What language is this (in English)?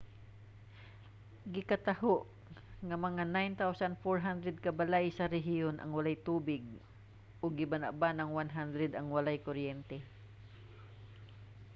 Cebuano